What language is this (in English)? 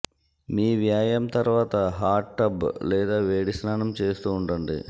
Telugu